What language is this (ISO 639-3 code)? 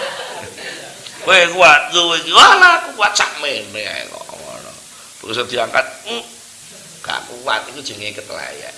ind